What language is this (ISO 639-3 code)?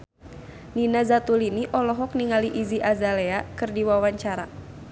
sun